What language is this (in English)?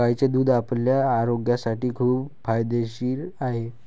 Marathi